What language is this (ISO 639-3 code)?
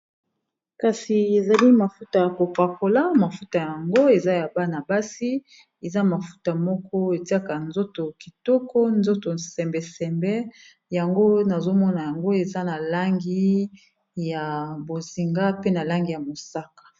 lin